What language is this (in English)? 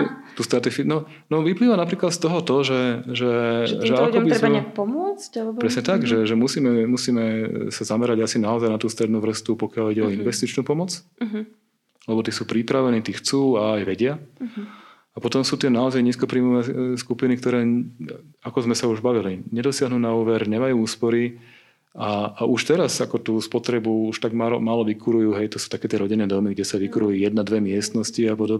Slovak